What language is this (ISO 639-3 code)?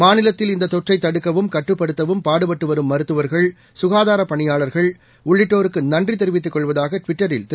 tam